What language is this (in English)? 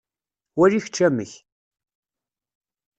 Kabyle